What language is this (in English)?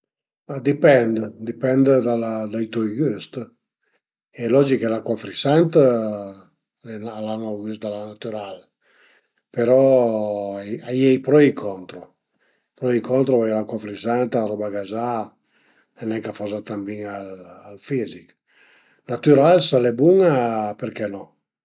Piedmontese